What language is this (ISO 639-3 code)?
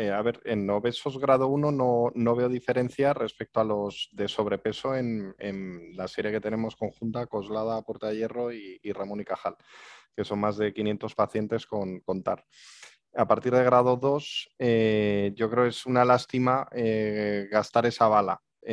spa